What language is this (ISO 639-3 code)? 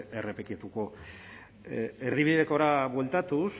eus